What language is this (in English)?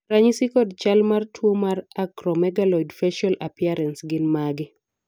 Luo (Kenya and Tanzania)